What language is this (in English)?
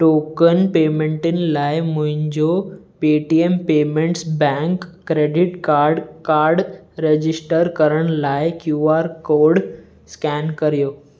Sindhi